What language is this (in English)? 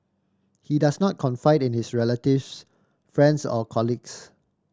English